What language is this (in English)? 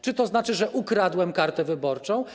Polish